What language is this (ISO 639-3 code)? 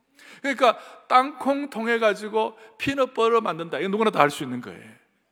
kor